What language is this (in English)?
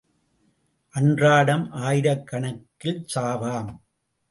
Tamil